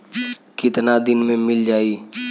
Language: Bhojpuri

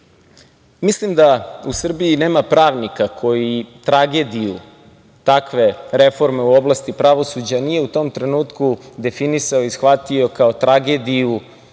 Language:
Serbian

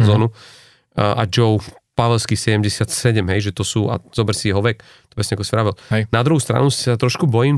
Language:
Slovak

